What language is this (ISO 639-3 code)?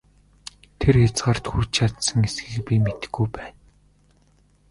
mon